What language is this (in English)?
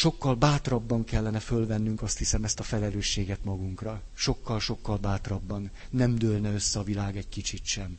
Hungarian